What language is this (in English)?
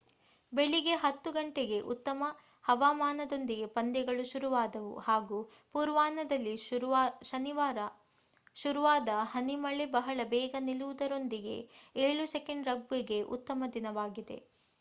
Kannada